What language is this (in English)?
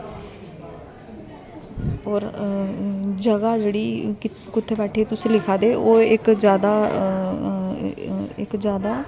Dogri